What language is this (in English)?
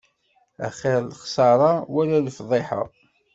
Kabyle